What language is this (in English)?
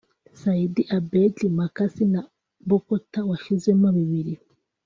Kinyarwanda